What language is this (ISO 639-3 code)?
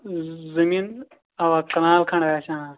kas